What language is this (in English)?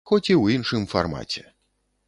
Belarusian